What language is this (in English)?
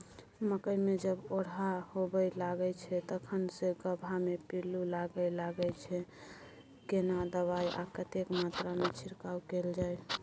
Maithili